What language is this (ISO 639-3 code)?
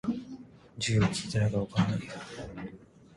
jpn